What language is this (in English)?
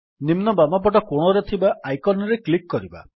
Odia